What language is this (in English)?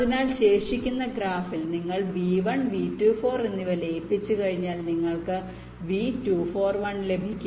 Malayalam